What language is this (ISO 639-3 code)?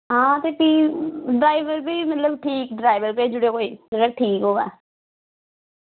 doi